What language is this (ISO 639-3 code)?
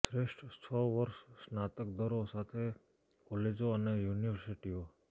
guj